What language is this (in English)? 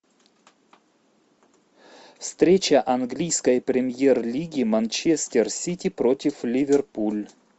Russian